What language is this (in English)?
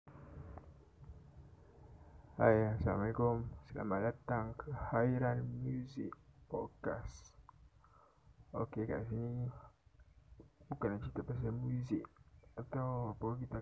Malay